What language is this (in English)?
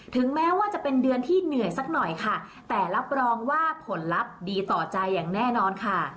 Thai